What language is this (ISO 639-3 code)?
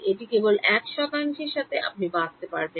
ben